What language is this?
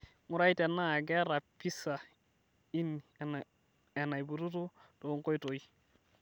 Masai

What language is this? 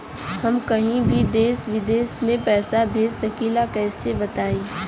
Bhojpuri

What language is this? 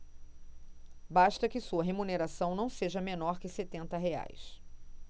Portuguese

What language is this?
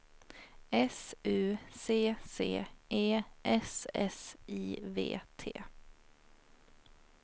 Swedish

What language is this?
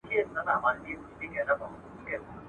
Pashto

